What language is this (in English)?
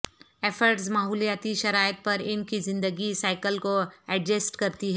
Urdu